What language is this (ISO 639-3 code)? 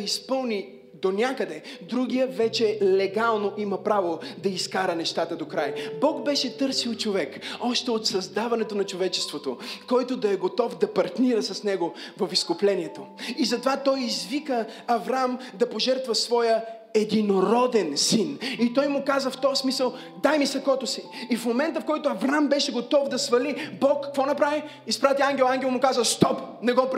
bul